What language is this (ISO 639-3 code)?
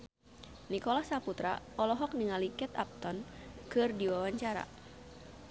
sun